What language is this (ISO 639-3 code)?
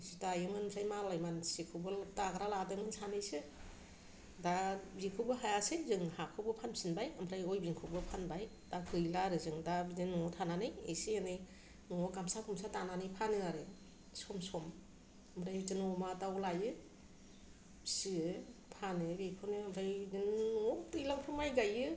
brx